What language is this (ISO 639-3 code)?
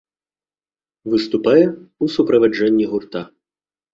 bel